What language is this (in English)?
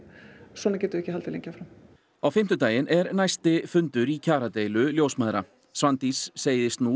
Icelandic